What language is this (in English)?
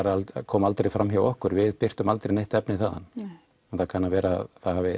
Icelandic